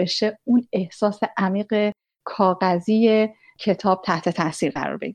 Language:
Persian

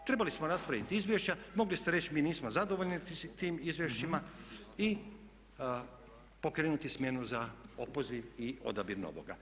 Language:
Croatian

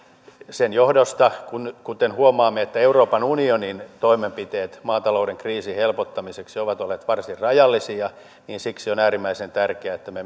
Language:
Finnish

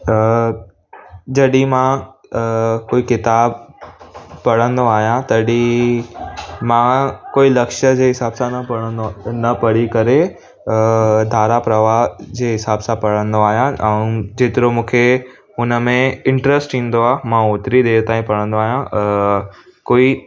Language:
Sindhi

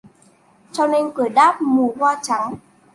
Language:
Vietnamese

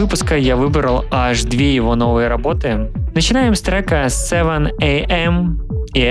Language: Russian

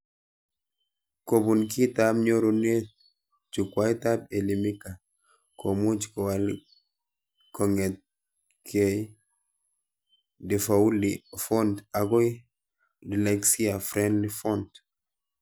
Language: Kalenjin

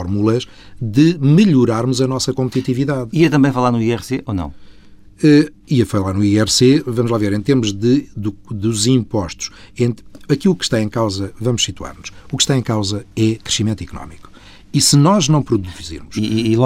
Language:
Portuguese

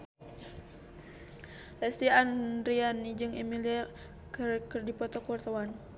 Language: Sundanese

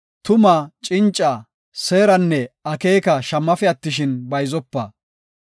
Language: Gofa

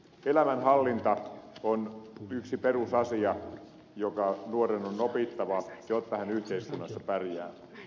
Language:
Finnish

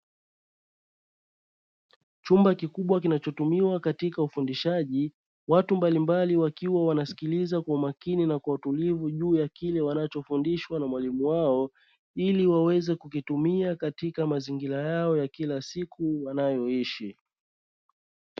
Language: Swahili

